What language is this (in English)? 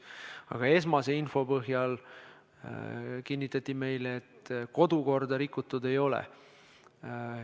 Estonian